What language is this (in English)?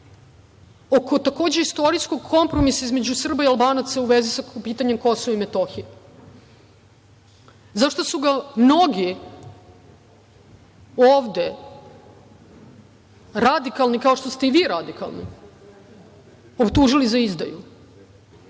Serbian